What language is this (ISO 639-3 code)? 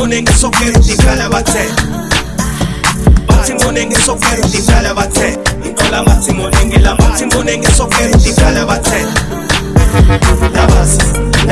ind